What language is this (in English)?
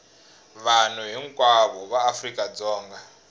Tsonga